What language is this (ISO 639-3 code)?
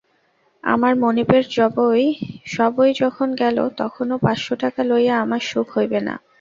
ben